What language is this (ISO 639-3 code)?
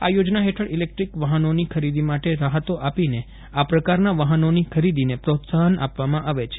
guj